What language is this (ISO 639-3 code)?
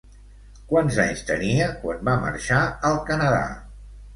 cat